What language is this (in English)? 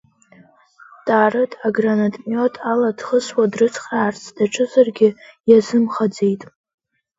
Abkhazian